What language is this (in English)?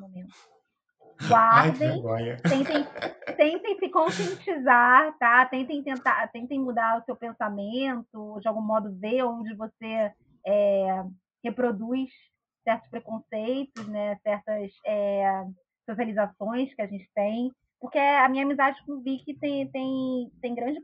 Portuguese